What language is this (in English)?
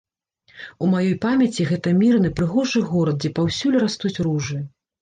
Belarusian